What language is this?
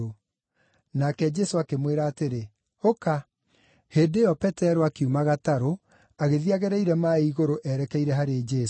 Kikuyu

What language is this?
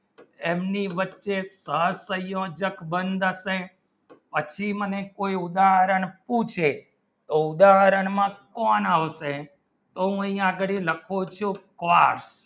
Gujarati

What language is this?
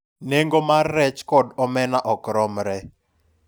Luo (Kenya and Tanzania)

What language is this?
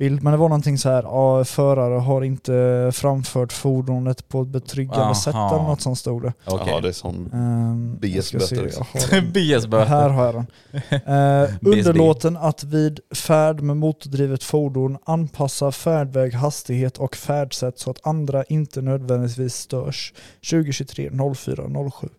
Swedish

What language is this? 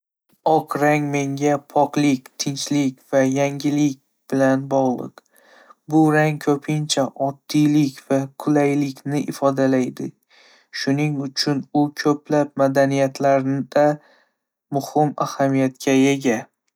Uzbek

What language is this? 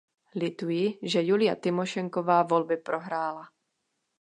Czech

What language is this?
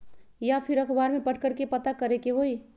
Magahi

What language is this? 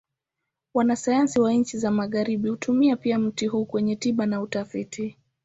Swahili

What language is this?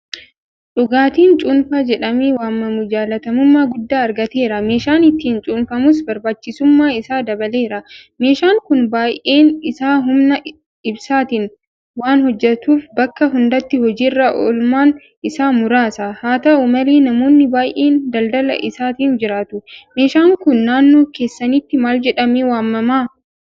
Oromo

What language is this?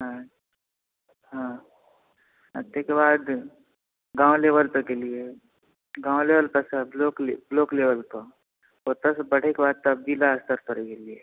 Maithili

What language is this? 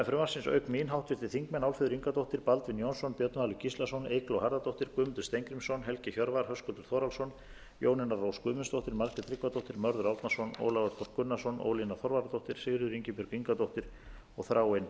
Icelandic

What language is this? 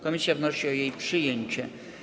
Polish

